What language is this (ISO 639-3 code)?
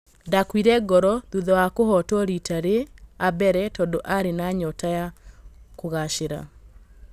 kik